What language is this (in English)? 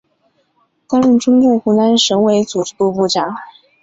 Chinese